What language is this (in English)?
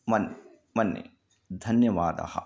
Sanskrit